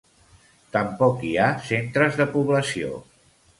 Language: Catalan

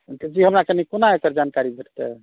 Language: Maithili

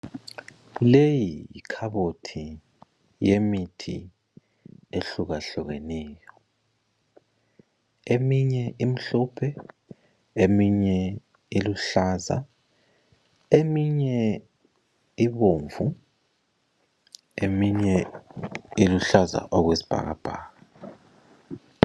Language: North Ndebele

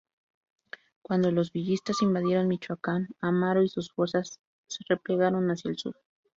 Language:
Spanish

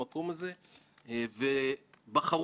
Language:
Hebrew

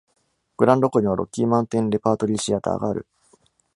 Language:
Japanese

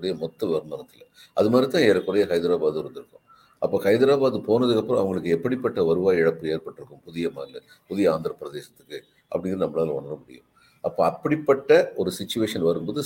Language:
Tamil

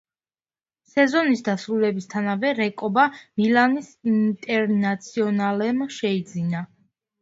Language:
Georgian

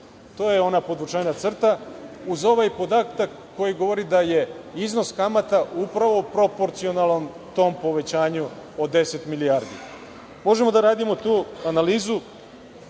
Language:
Serbian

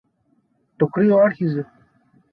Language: Greek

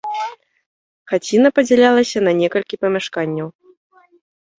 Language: Belarusian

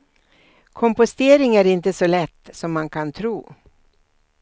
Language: Swedish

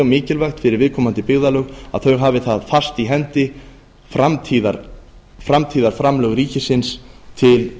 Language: Icelandic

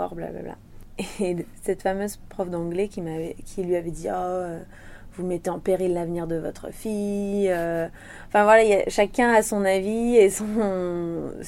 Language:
French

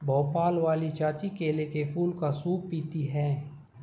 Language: Hindi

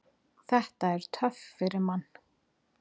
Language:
Icelandic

